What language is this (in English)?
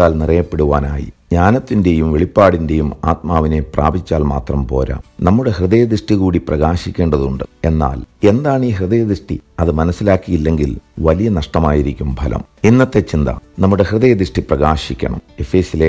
Malayalam